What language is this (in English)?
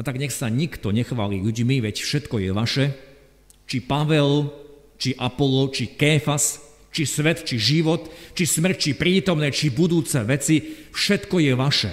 Slovak